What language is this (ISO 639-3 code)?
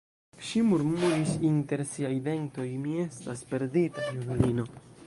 epo